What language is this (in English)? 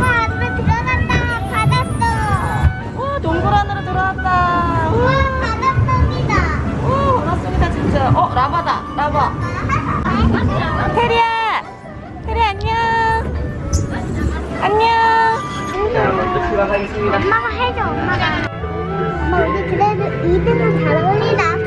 Korean